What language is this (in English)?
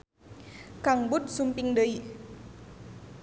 Sundanese